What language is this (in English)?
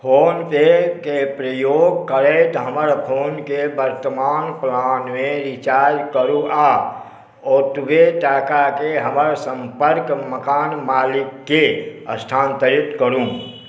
Maithili